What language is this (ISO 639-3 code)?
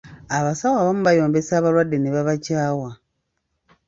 lug